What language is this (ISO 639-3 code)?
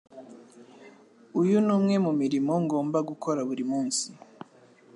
kin